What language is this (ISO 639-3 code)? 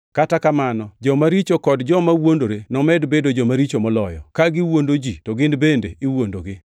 luo